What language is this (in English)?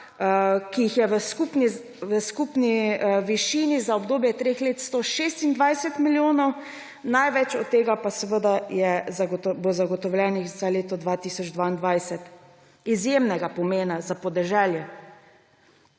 Slovenian